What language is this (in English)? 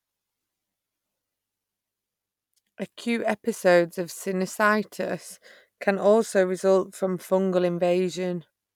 English